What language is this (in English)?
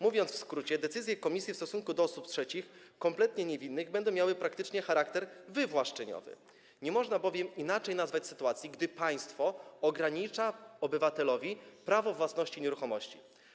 Polish